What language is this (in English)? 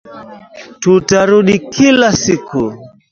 Swahili